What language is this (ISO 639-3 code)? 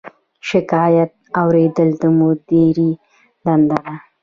pus